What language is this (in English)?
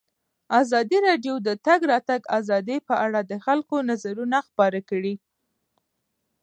Pashto